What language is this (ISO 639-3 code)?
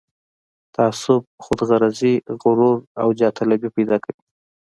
pus